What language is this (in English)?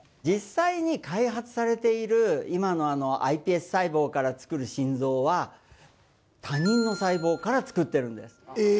Japanese